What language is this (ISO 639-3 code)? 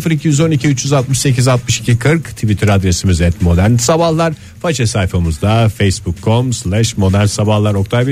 tur